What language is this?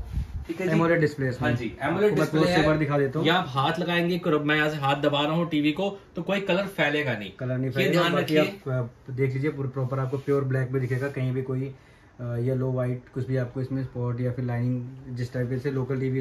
Hindi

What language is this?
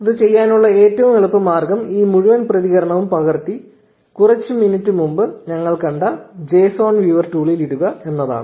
Malayalam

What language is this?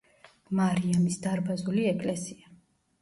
Georgian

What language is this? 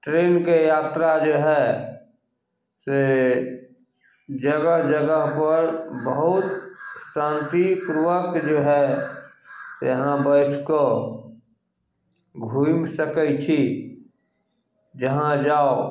Maithili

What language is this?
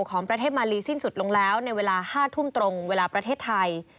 Thai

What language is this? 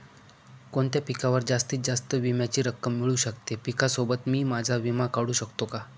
Marathi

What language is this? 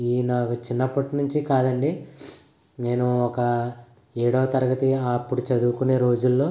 Telugu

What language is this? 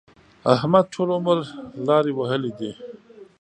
Pashto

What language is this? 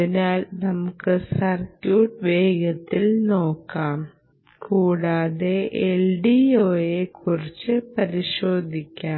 Malayalam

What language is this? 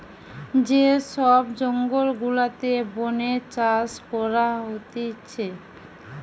Bangla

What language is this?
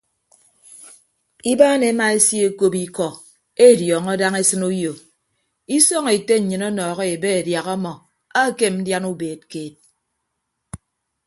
Ibibio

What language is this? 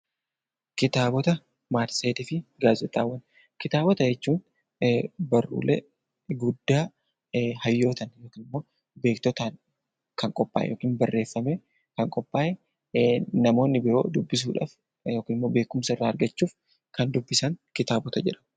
Oromo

